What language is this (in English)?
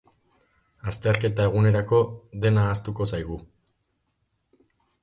Basque